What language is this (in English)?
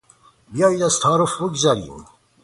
Persian